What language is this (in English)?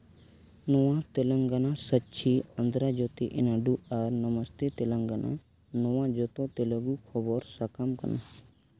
Santali